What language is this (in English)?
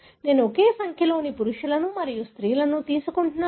Telugu